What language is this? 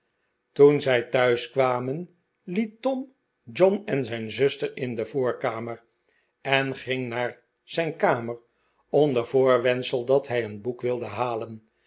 Dutch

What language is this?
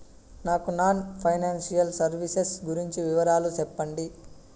Telugu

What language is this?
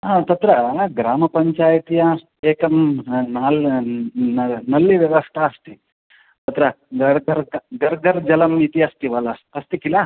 Sanskrit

